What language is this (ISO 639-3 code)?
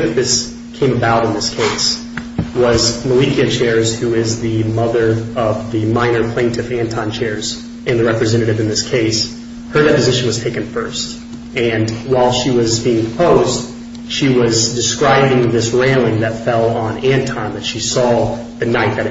eng